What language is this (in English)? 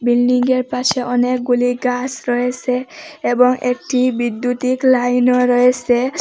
Bangla